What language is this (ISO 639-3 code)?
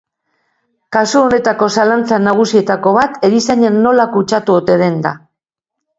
eus